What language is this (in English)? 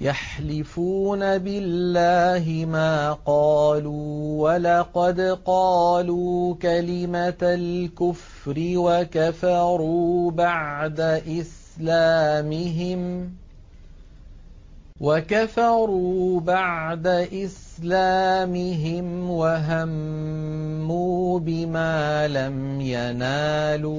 Arabic